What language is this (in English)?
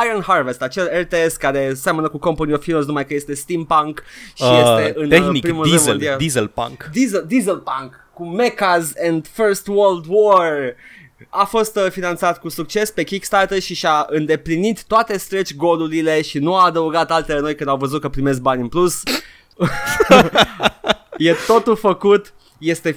Romanian